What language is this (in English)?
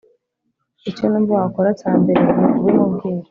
Kinyarwanda